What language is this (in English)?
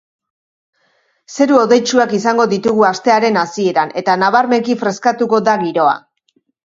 Basque